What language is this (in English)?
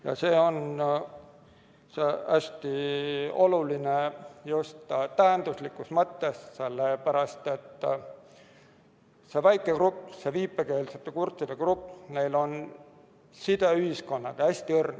Estonian